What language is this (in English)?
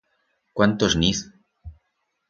Aragonese